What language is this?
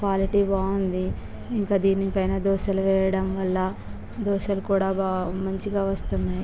Telugu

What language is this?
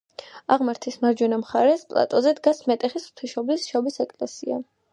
Georgian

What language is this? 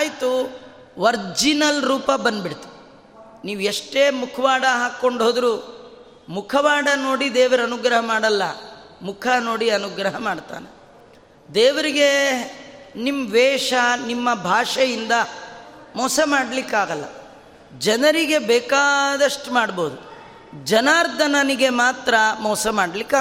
Kannada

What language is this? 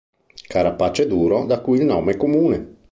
Italian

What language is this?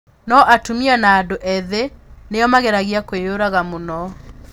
Kikuyu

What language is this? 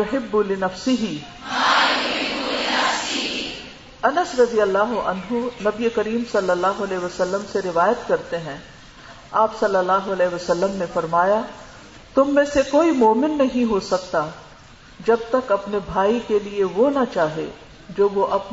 Urdu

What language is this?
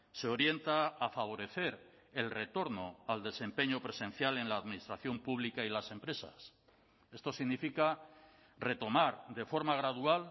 Spanish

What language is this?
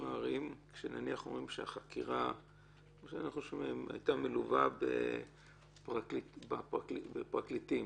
Hebrew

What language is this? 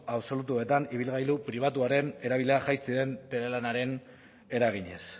Basque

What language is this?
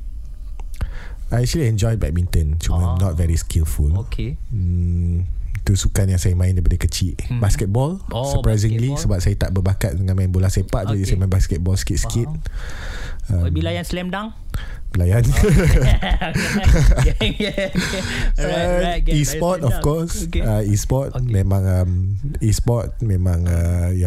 Malay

